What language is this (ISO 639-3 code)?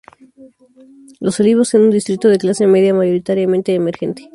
spa